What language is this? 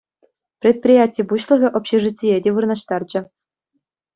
Chuvash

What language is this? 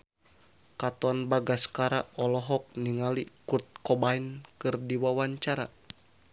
Sundanese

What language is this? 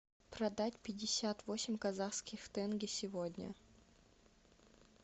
Russian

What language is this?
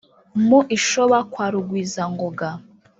Kinyarwanda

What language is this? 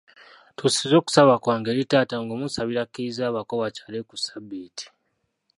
Ganda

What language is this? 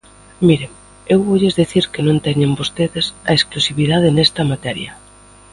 Galician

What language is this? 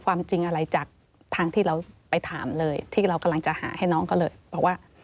Thai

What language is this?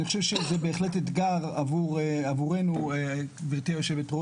Hebrew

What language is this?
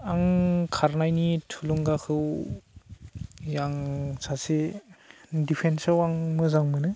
Bodo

